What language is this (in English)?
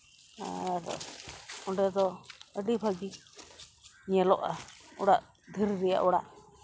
Santali